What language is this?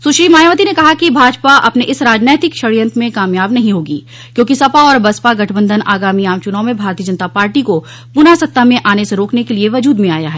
Hindi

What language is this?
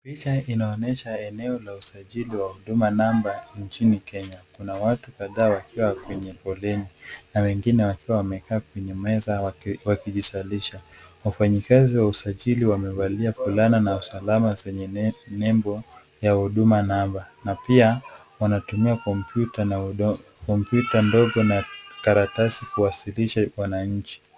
Swahili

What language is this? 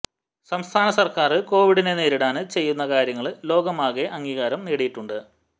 Malayalam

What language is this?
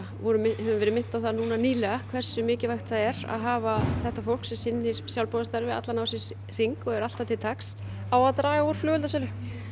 Icelandic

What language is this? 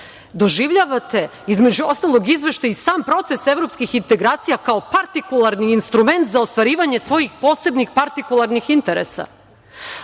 Serbian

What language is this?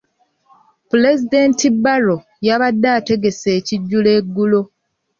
Ganda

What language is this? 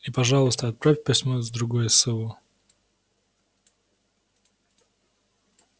Russian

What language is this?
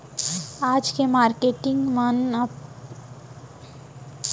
Chhattisgarhi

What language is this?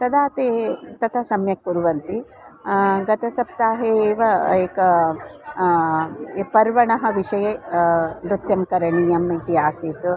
Sanskrit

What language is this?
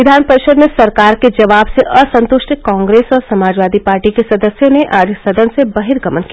Hindi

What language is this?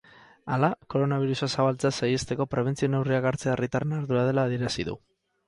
Basque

